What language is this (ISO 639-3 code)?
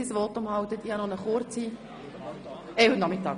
gsw